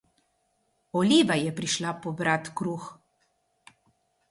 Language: Slovenian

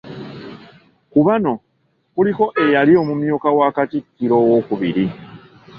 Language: Ganda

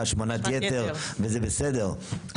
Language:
Hebrew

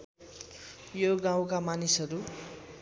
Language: Nepali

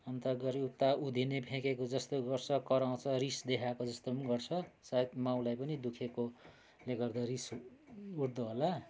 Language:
Nepali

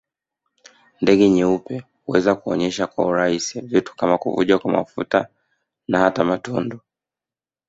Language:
Swahili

